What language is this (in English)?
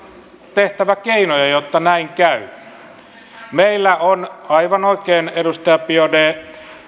Finnish